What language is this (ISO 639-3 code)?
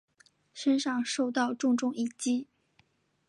zho